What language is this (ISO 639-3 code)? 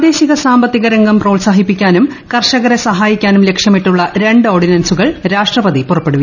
mal